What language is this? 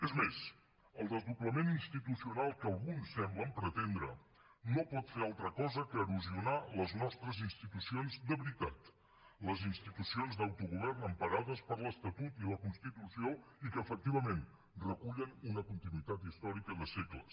Catalan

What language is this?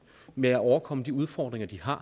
Danish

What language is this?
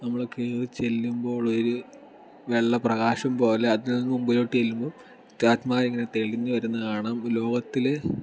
Malayalam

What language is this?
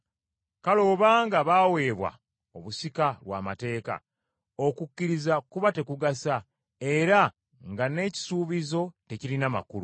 Ganda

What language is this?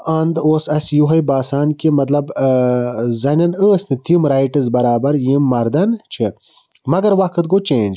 Kashmiri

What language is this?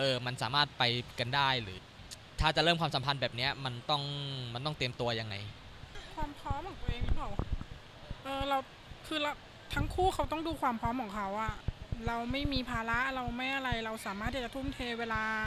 Thai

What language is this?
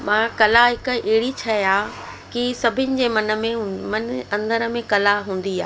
Sindhi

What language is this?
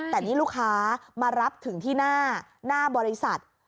Thai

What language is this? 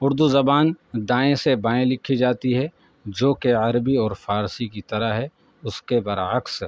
Urdu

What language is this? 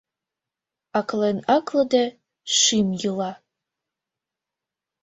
Mari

